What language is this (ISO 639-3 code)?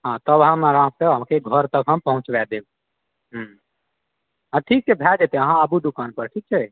mai